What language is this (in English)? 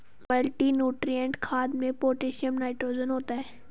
Hindi